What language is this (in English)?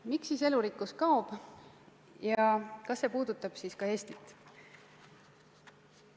Estonian